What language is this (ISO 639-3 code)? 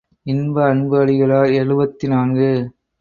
tam